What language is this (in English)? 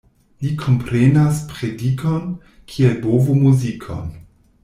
Esperanto